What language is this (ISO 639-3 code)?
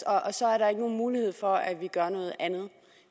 dan